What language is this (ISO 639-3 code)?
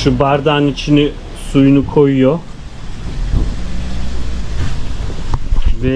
tur